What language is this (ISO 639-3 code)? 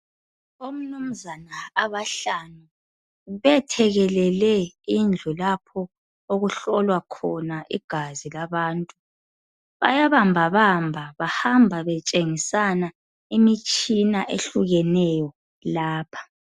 nde